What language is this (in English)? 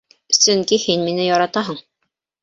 Bashkir